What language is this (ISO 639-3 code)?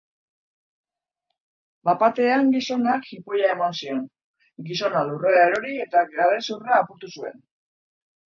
eus